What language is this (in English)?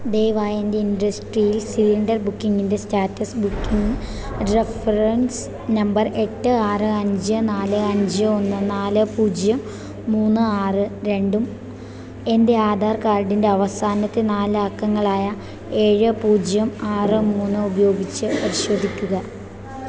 Malayalam